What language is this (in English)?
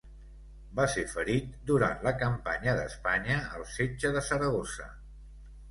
Catalan